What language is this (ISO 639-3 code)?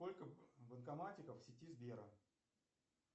rus